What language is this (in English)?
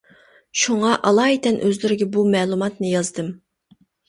Uyghur